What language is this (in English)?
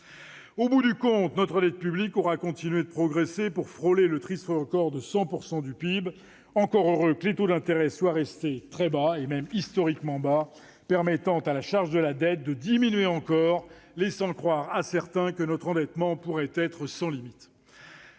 French